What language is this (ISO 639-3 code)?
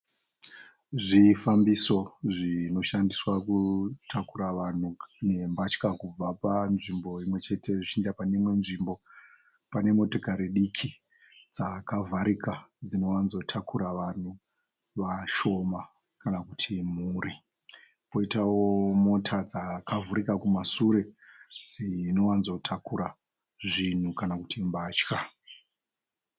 sna